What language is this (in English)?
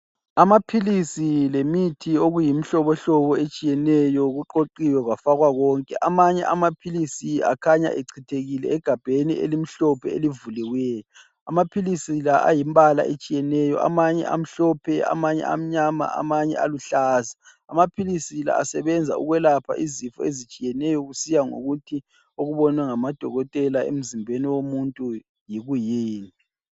North Ndebele